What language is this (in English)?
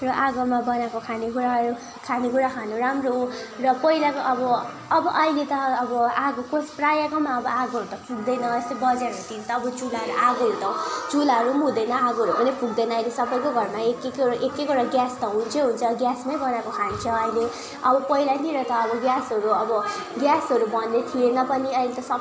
Nepali